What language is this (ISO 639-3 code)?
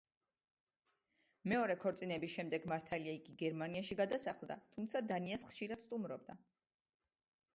kat